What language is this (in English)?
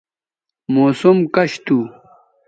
Bateri